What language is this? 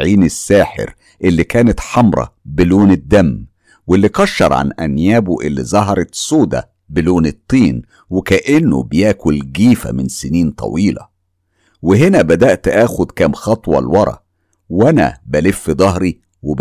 Arabic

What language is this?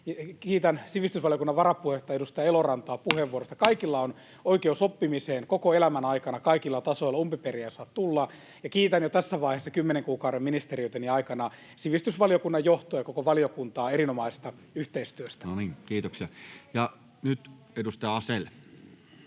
Finnish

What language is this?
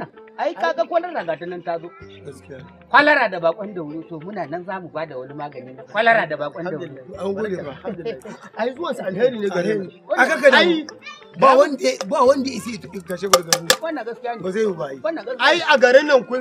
Turkish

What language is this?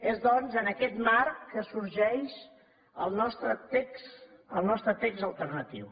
Catalan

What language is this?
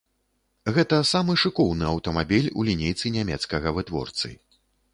Belarusian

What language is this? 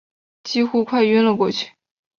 Chinese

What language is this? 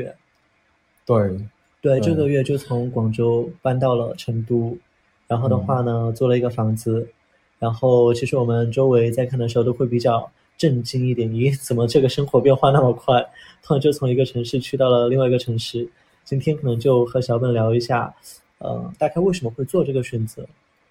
Chinese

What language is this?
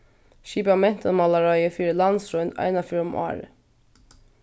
Faroese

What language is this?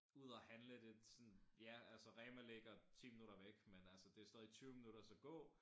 Danish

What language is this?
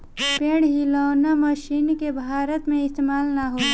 Bhojpuri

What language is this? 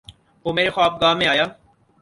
Urdu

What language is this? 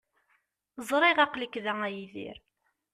Kabyle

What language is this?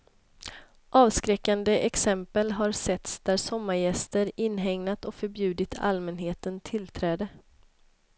Swedish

